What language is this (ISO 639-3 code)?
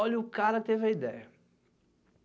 por